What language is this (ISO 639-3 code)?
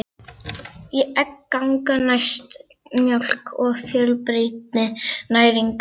isl